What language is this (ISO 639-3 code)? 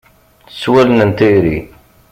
kab